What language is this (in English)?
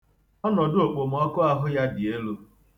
Igbo